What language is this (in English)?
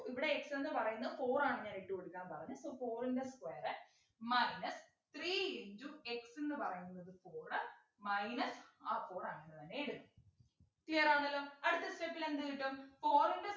Malayalam